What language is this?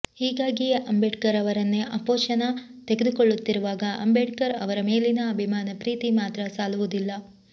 Kannada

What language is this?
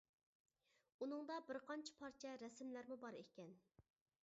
Uyghur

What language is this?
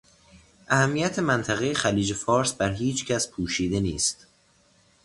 Persian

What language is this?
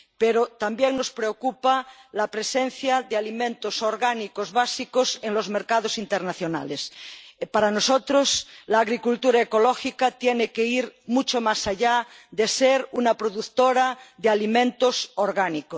Spanish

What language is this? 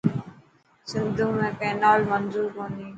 Dhatki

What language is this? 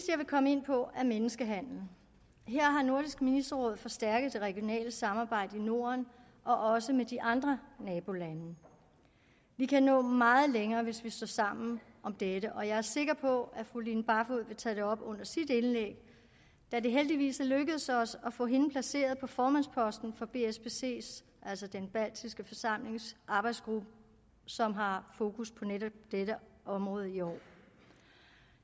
Danish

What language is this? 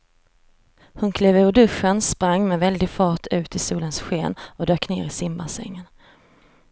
Swedish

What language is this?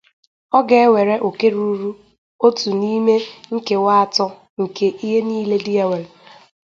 Igbo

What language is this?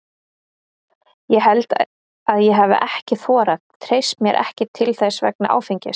Icelandic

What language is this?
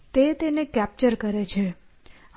Gujarati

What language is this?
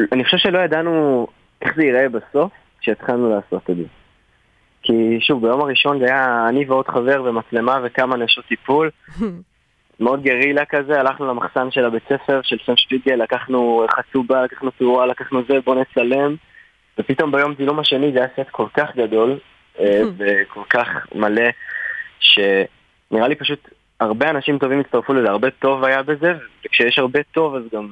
Hebrew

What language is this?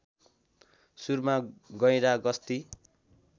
Nepali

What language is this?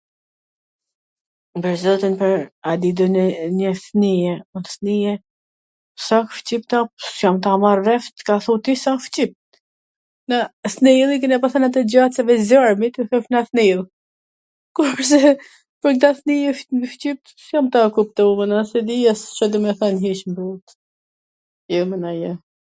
Gheg Albanian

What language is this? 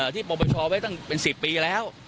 Thai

